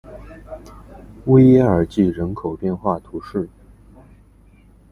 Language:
Chinese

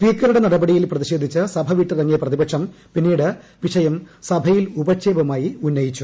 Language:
Malayalam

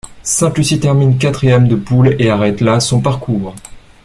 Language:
French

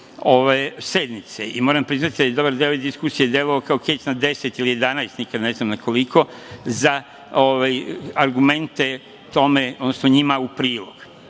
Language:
Serbian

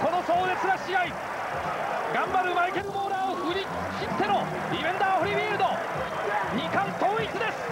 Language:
Japanese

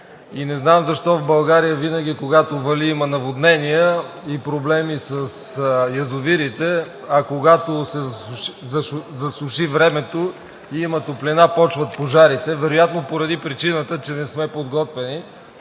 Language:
Bulgarian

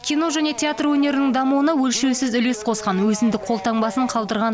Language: Kazakh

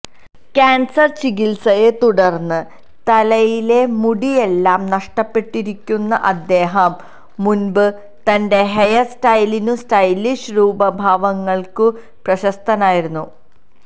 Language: Malayalam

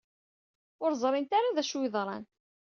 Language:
Kabyle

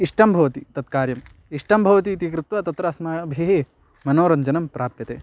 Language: Sanskrit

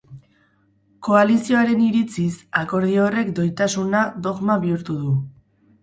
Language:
Basque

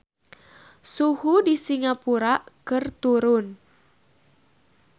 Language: Sundanese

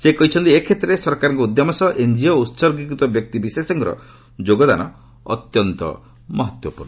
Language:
Odia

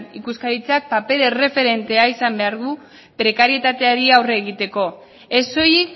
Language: Basque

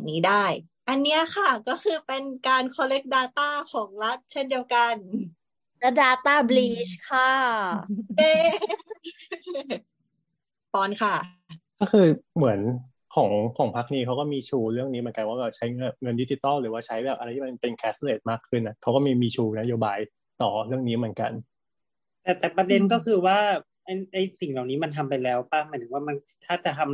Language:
Thai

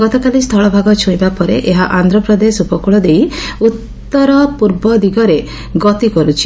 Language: Odia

